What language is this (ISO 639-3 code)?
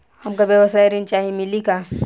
bho